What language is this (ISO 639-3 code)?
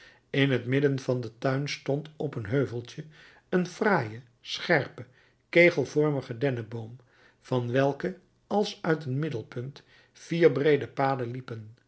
nld